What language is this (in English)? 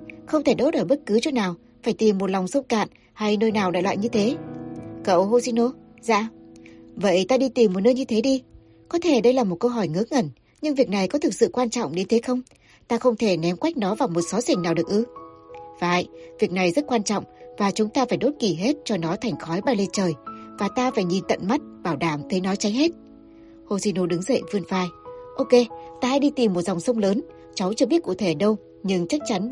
Vietnamese